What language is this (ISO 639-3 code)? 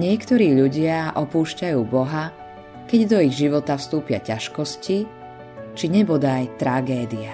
slk